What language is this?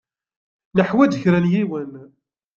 Kabyle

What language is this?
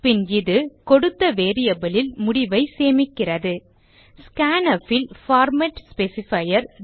Tamil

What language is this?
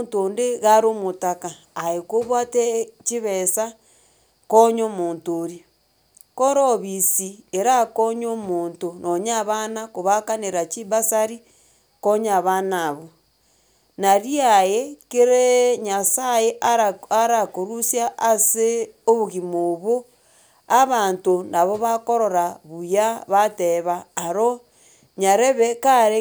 Gusii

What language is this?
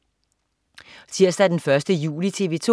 Danish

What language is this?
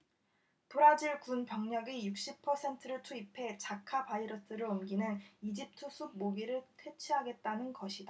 Korean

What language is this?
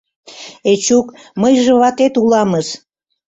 Mari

